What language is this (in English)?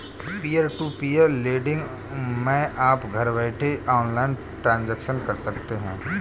Hindi